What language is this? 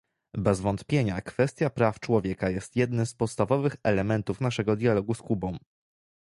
Polish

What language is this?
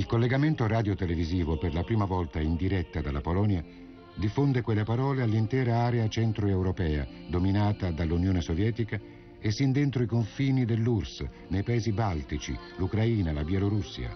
Italian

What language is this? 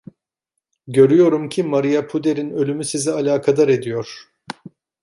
Turkish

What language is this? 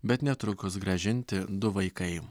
Lithuanian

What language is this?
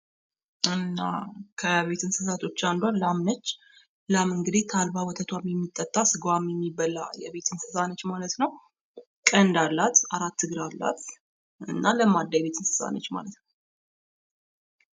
Amharic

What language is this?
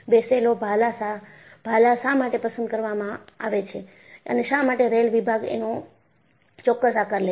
Gujarati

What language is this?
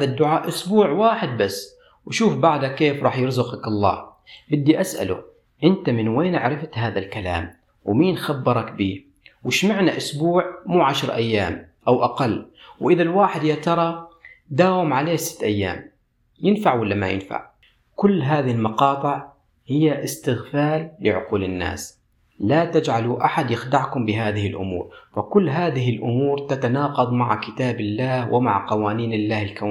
Arabic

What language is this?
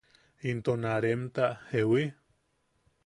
Yaqui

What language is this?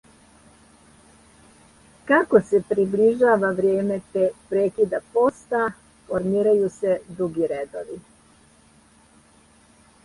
Serbian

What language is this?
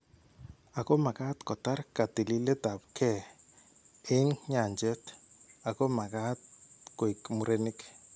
Kalenjin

